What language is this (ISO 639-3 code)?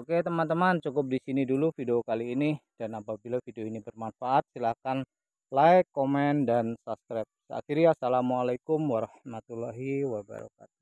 ind